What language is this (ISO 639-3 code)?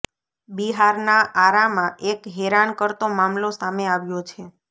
guj